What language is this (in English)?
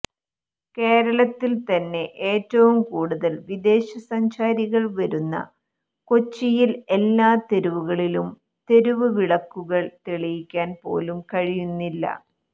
Malayalam